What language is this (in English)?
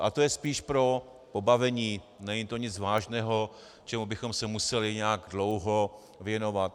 Czech